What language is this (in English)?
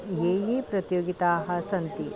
Sanskrit